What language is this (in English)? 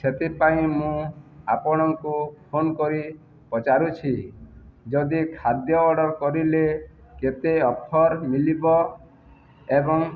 Odia